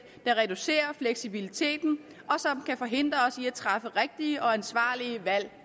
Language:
Danish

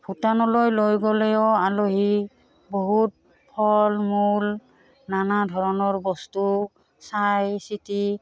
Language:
Assamese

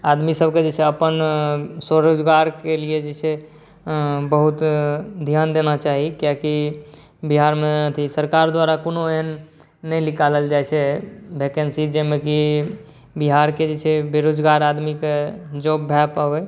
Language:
Maithili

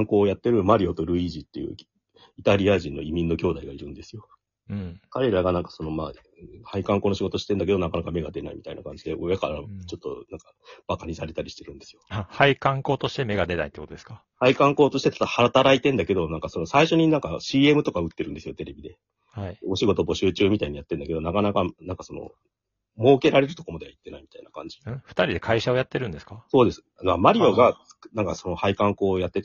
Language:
Japanese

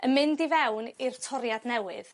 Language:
Welsh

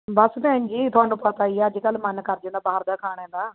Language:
Punjabi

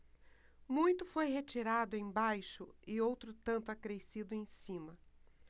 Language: Portuguese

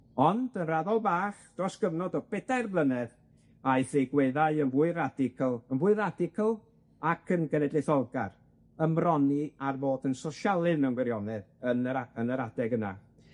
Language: Welsh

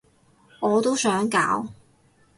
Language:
Cantonese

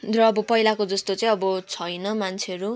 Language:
Nepali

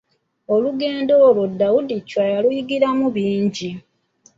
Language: Ganda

